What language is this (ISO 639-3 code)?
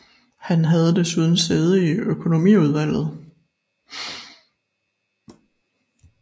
dan